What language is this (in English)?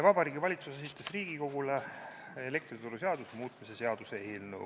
Estonian